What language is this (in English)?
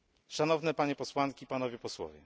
Polish